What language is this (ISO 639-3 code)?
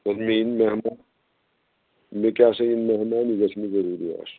kas